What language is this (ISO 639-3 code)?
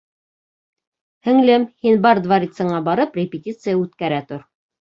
bak